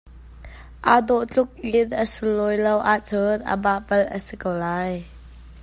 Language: Hakha Chin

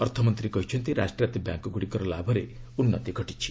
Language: Odia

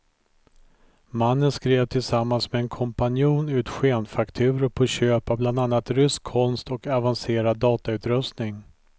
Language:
Swedish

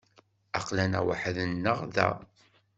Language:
Kabyle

